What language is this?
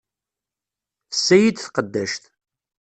Kabyle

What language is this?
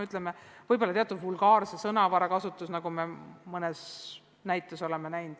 Estonian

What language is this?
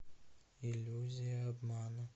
Russian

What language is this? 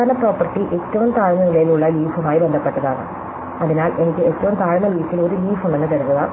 Malayalam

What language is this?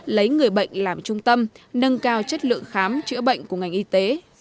Vietnamese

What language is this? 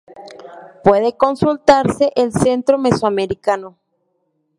Spanish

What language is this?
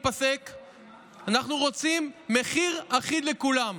Hebrew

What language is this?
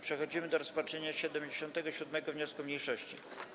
Polish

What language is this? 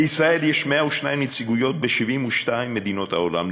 Hebrew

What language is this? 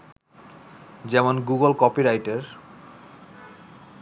Bangla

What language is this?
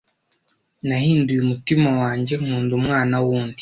Kinyarwanda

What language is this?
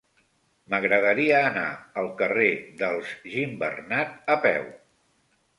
Catalan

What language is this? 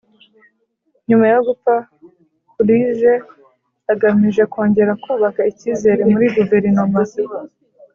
Kinyarwanda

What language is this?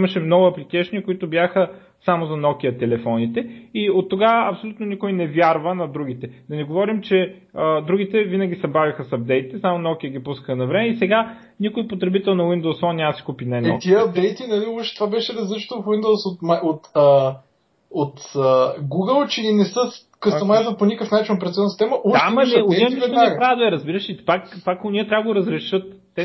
Bulgarian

